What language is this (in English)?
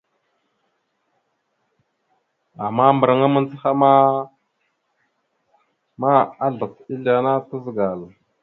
Mada (Cameroon)